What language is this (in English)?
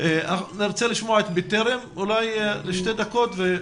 Hebrew